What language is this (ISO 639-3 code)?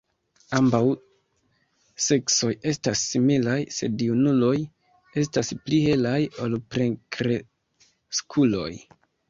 epo